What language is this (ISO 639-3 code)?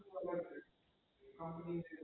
guj